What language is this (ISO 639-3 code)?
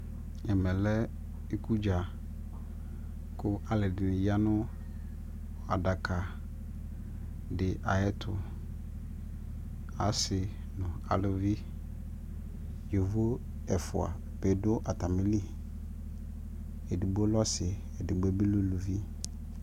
kpo